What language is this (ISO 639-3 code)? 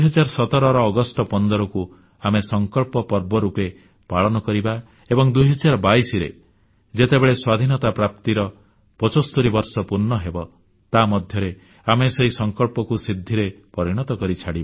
ori